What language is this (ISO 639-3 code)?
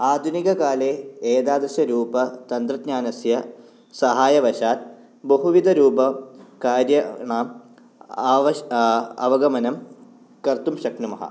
san